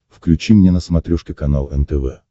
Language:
Russian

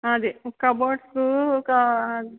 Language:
Telugu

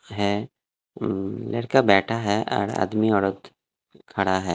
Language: Hindi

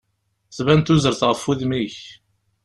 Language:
Kabyle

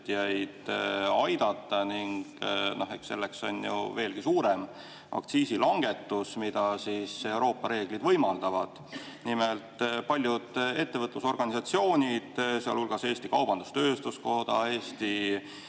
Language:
Estonian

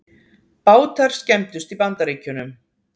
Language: Icelandic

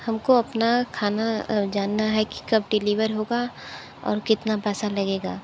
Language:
Hindi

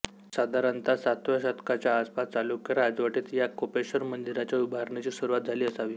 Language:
Marathi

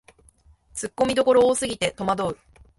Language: Japanese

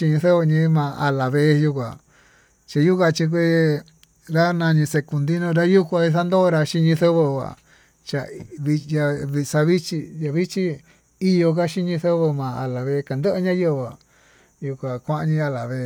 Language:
Tututepec Mixtec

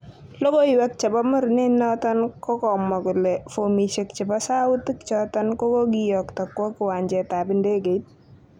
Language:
Kalenjin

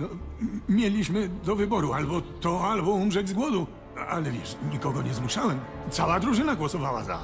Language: Polish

